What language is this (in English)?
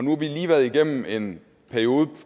Danish